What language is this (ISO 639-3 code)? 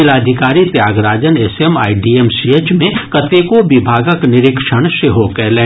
mai